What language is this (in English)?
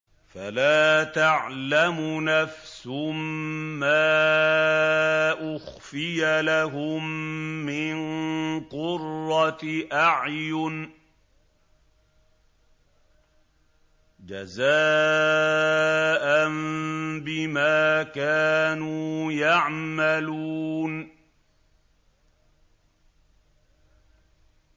Arabic